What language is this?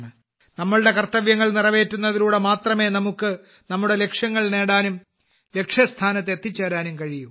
Malayalam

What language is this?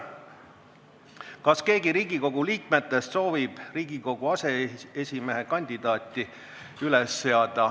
Estonian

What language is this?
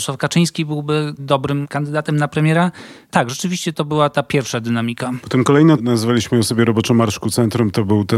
Polish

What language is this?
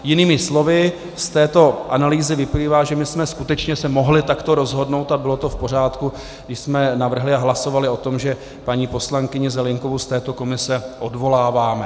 Czech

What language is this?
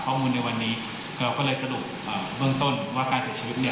Thai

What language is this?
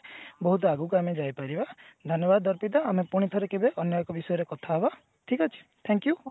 Odia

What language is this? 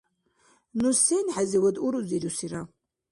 Dargwa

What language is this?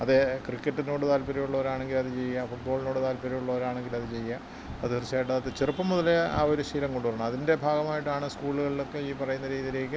Malayalam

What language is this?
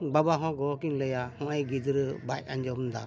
Santali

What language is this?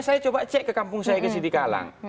Indonesian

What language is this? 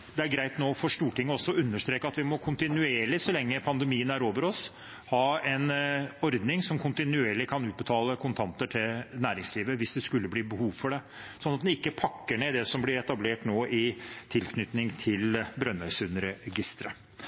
Norwegian Bokmål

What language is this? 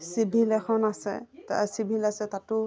Assamese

